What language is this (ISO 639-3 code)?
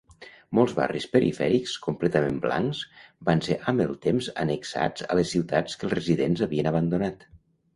cat